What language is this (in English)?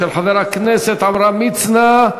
Hebrew